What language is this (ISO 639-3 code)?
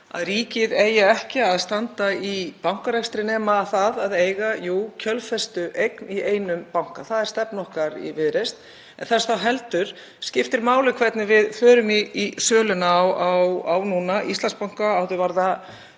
isl